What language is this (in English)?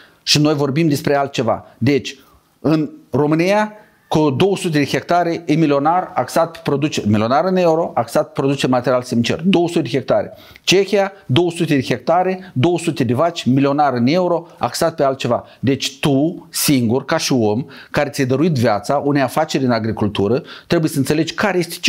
Romanian